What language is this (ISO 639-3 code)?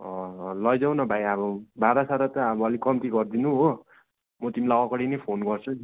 nep